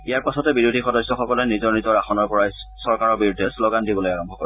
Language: Assamese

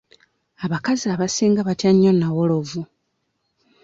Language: Ganda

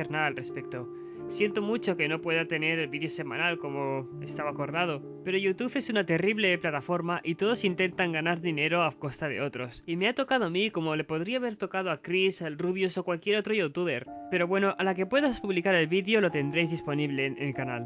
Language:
Spanish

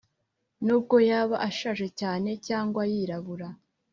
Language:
Kinyarwanda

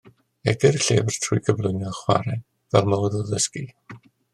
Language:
Welsh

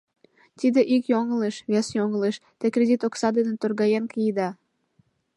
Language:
Mari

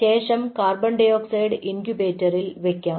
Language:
Malayalam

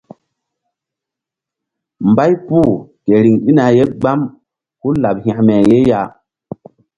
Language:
Mbum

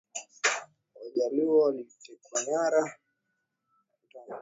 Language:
Swahili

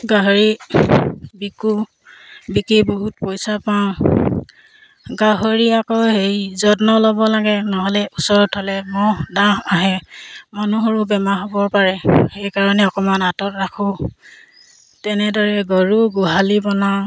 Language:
Assamese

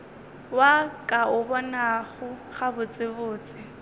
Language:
Northern Sotho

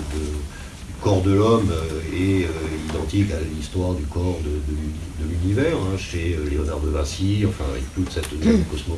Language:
French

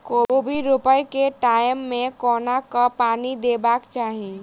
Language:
Maithili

